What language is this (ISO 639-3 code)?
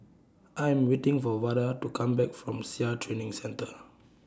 eng